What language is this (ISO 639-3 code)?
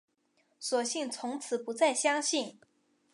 zho